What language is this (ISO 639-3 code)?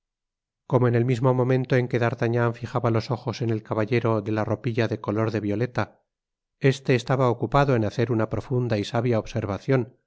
spa